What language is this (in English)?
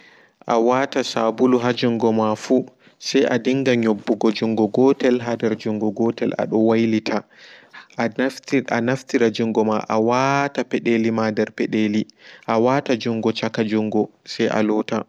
Fula